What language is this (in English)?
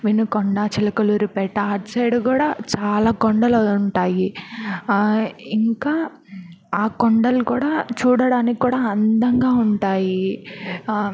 Telugu